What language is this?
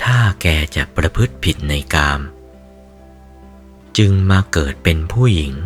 Thai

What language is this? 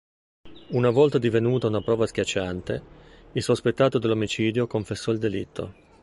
Italian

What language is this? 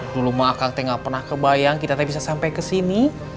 Indonesian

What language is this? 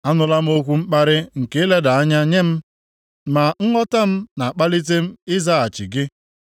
Igbo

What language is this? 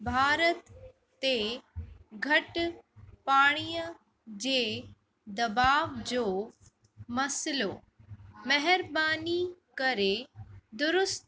Sindhi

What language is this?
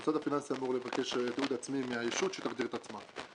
Hebrew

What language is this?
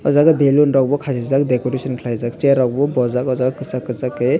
Kok Borok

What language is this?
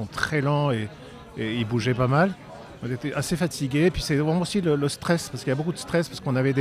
French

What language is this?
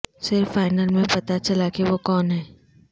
Urdu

